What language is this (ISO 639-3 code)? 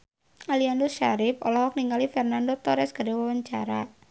sun